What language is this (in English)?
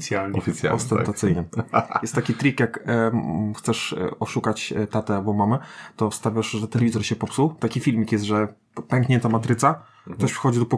Polish